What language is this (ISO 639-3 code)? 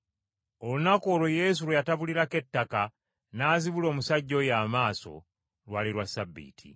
lug